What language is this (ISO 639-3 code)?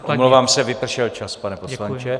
ces